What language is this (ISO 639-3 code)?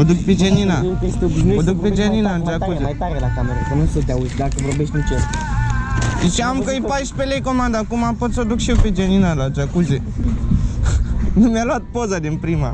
ron